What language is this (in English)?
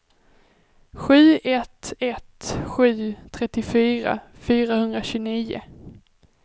Swedish